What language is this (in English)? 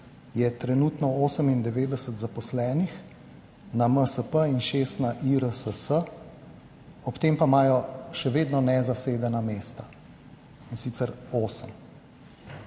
Slovenian